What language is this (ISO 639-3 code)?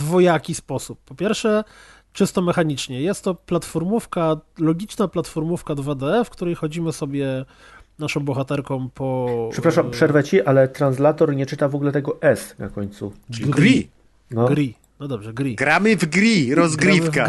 pol